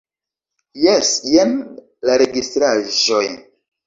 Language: Esperanto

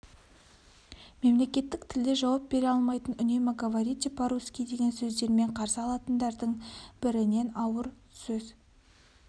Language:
Kazakh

